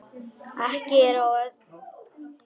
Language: Icelandic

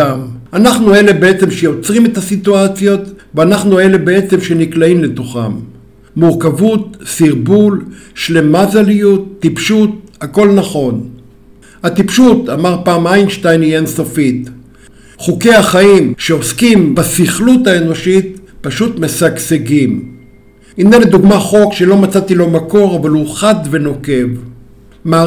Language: Hebrew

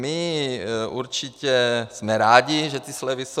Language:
Czech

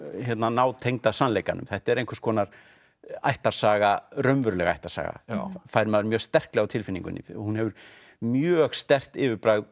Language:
Icelandic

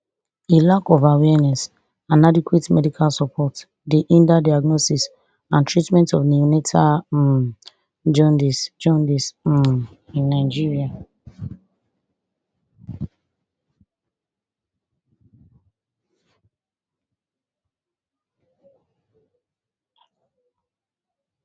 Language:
Nigerian Pidgin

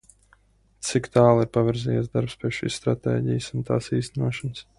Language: Latvian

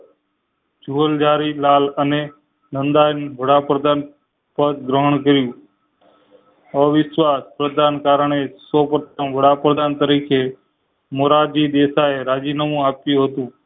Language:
Gujarati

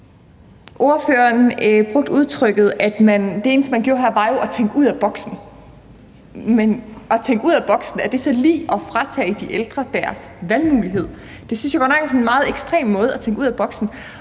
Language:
Danish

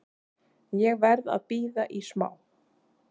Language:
Icelandic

